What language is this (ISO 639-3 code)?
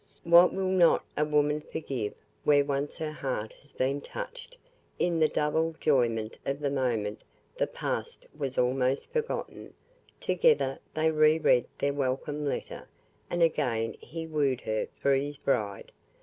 eng